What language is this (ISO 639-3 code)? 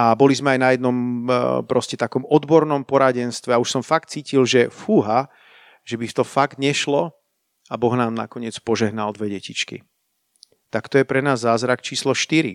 slk